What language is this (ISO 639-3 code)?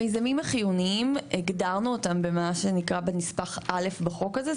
heb